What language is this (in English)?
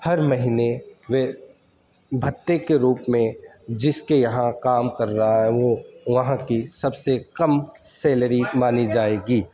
Urdu